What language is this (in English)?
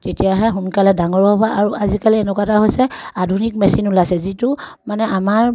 Assamese